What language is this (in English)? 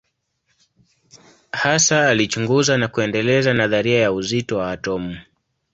Swahili